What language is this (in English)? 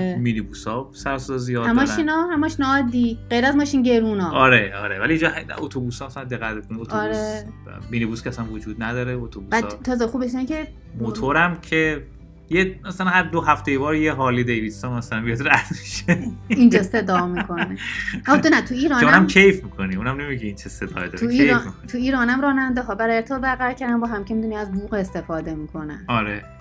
Persian